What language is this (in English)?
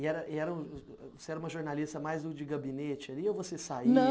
Portuguese